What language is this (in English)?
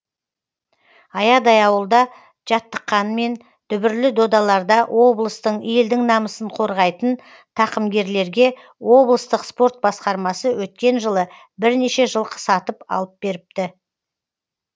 Kazakh